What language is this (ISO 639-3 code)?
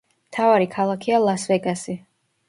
kat